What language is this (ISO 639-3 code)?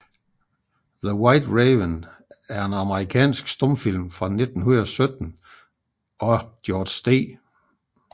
dan